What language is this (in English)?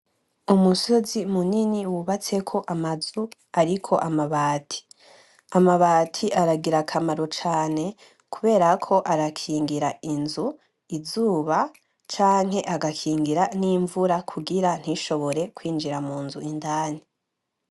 Rundi